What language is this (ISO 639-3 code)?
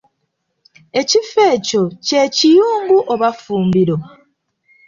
lug